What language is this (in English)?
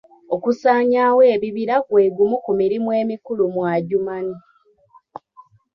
Ganda